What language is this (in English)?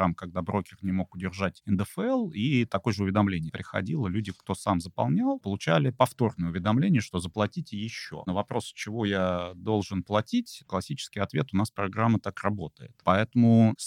Russian